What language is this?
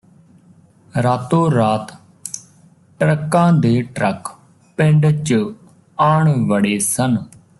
Punjabi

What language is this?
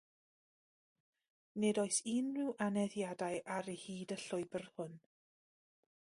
Welsh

